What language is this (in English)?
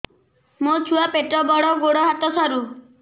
Odia